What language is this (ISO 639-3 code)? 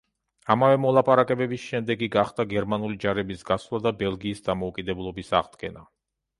kat